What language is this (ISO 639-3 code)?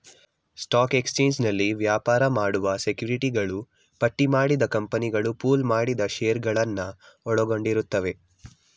kan